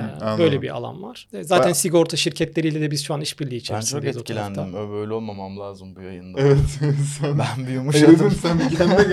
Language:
Turkish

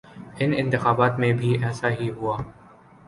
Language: Urdu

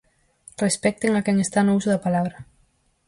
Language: Galician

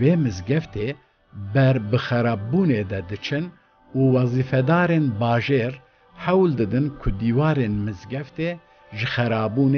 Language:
Turkish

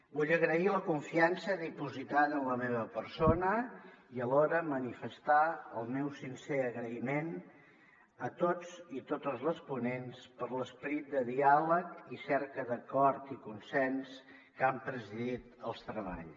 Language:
Catalan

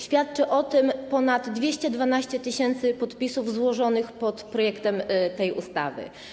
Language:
Polish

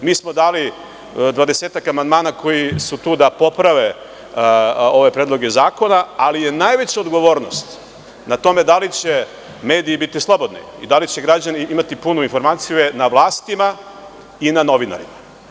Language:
Serbian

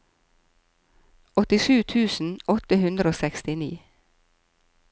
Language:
Norwegian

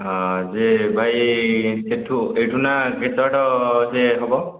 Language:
Odia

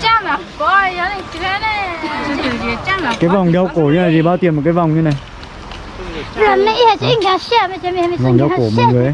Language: Vietnamese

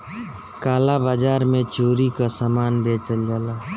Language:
Bhojpuri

